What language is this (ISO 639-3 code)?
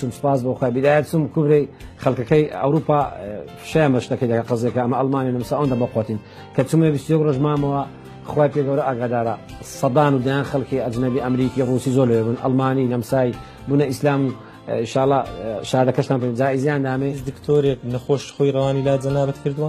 ara